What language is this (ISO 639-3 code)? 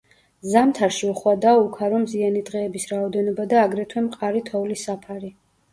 kat